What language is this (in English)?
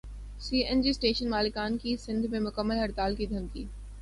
Urdu